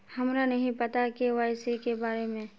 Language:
Magahi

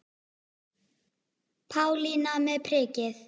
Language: Icelandic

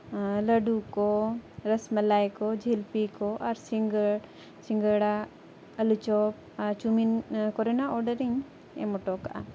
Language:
Santali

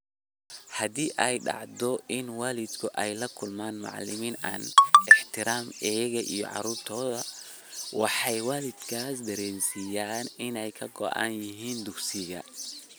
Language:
Somali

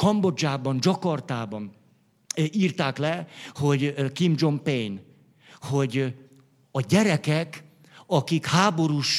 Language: Hungarian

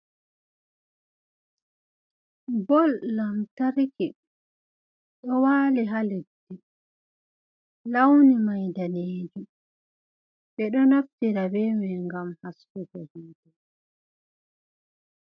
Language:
Fula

